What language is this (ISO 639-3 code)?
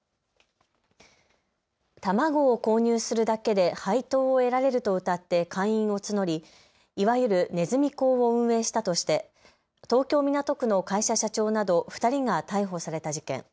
jpn